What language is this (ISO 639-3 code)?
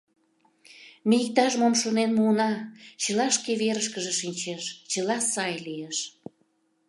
chm